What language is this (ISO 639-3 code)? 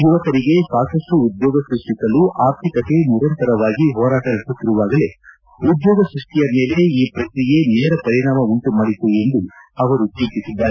kan